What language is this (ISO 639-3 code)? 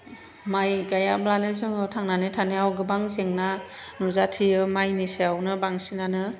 brx